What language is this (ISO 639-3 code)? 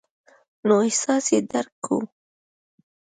pus